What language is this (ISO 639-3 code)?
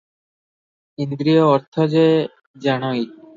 ori